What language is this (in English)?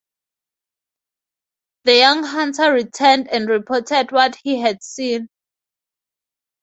English